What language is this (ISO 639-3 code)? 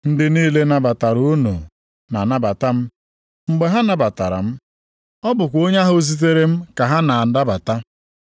ibo